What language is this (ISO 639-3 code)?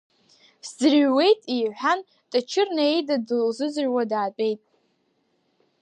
abk